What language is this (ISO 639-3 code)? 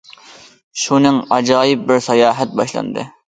uig